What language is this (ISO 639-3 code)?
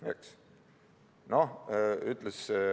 est